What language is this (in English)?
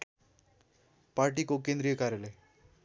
Nepali